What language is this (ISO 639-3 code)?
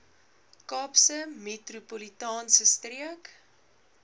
afr